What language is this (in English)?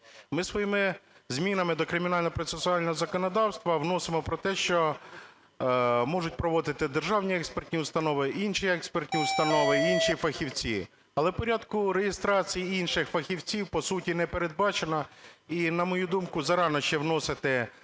Ukrainian